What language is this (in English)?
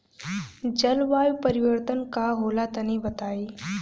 Bhojpuri